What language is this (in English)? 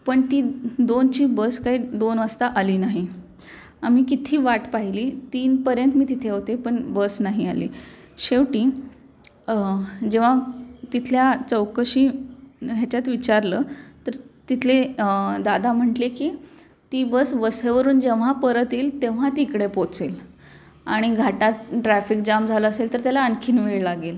Marathi